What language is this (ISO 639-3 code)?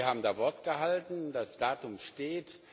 deu